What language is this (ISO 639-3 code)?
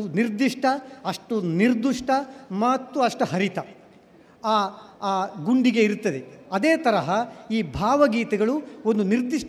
kan